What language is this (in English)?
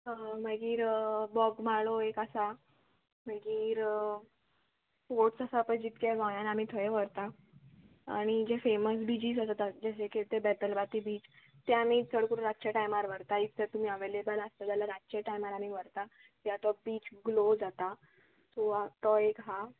Konkani